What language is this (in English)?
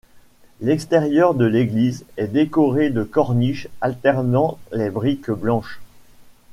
French